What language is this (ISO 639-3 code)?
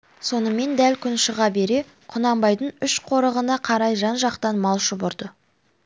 kaz